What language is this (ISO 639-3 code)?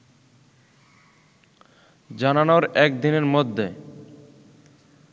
ben